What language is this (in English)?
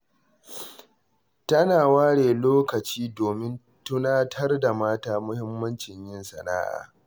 Hausa